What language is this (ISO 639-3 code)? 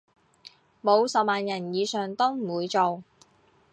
yue